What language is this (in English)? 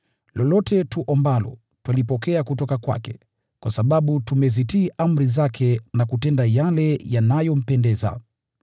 Swahili